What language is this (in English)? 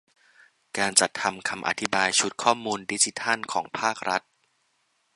Thai